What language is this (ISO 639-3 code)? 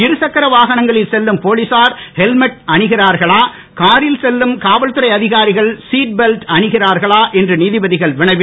tam